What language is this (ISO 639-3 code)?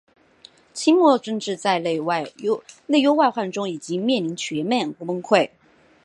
zho